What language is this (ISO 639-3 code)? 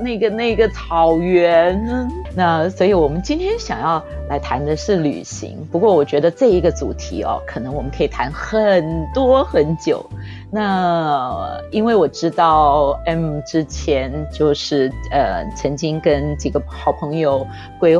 zho